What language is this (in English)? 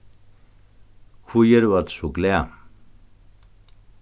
Faroese